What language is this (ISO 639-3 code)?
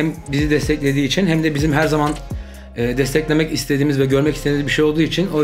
tur